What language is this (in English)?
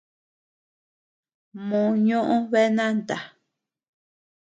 Tepeuxila Cuicatec